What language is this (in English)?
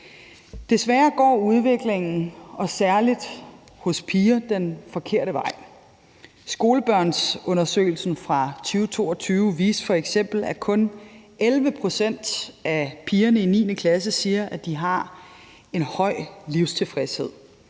Danish